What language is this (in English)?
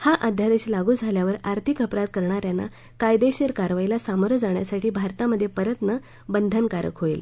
Marathi